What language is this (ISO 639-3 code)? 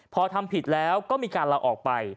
tha